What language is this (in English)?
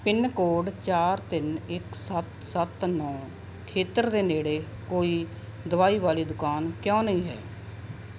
Punjabi